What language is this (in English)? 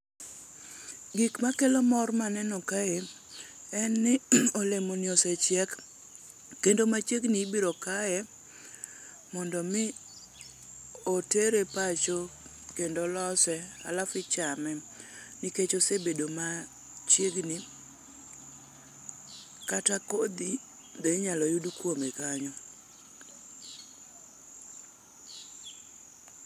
Luo (Kenya and Tanzania)